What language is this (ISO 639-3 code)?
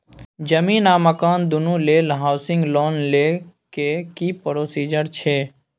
mai